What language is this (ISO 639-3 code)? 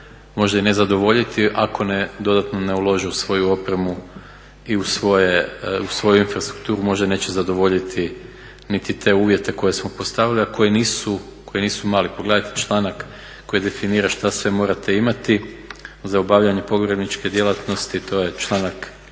hrv